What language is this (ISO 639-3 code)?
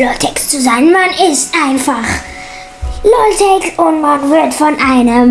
deu